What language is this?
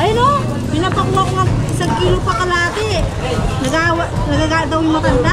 Filipino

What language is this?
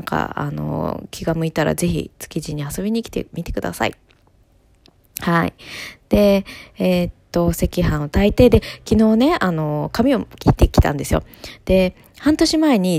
Japanese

